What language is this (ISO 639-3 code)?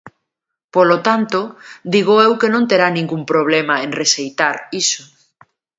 glg